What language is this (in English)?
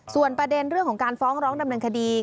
Thai